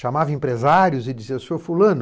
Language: Portuguese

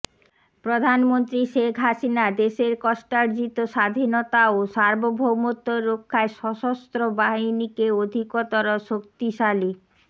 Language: Bangla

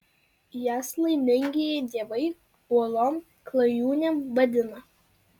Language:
Lithuanian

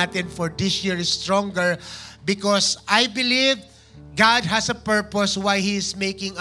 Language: Filipino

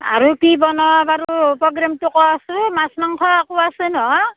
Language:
Assamese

